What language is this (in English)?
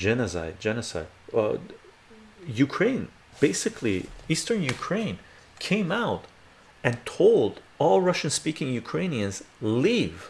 English